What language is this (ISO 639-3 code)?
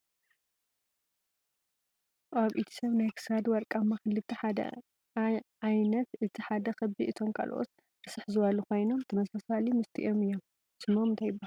tir